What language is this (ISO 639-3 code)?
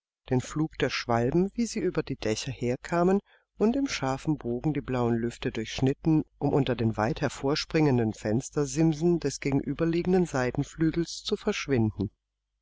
deu